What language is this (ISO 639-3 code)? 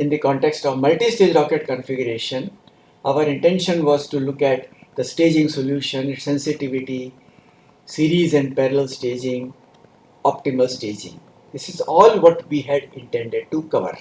eng